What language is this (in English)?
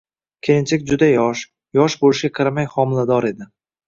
Uzbek